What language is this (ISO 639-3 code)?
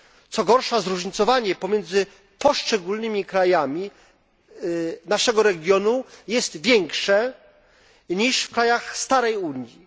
pol